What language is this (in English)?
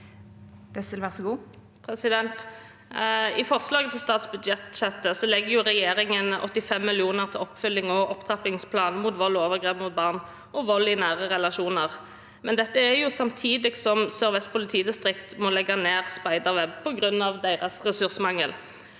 Norwegian